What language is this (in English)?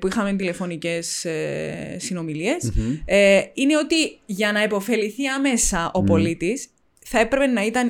Greek